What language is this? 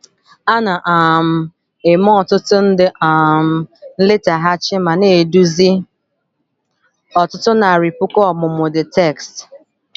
Igbo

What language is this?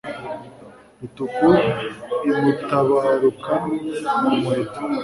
Kinyarwanda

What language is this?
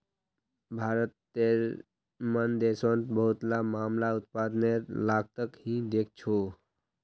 Magahi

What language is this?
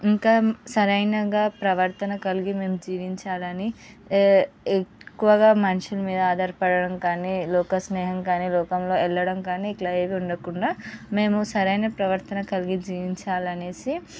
Telugu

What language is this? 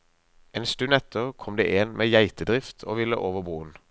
Norwegian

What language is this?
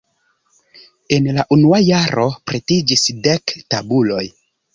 Esperanto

